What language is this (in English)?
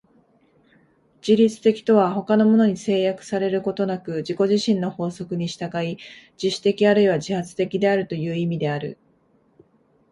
Japanese